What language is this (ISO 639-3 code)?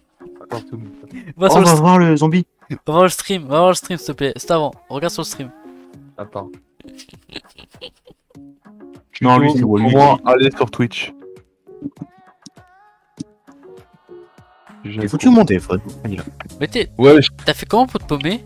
fra